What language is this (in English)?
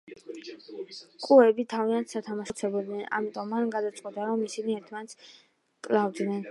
Georgian